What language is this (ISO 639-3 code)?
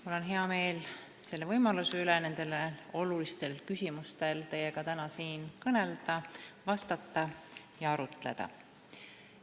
est